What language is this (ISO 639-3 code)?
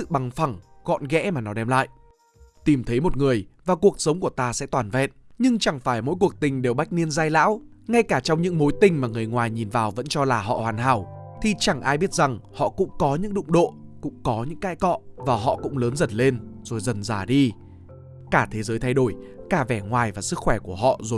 vie